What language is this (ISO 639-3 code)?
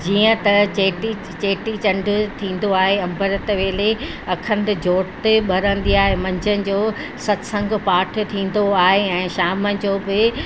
snd